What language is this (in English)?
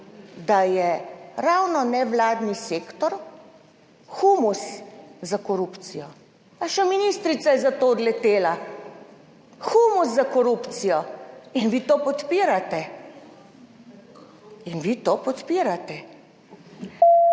Slovenian